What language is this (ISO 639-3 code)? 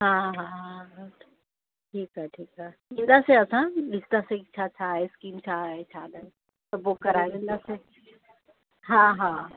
snd